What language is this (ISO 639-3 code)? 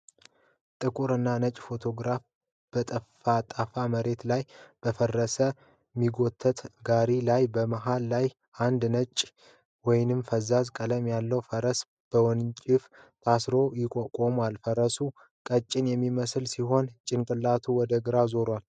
amh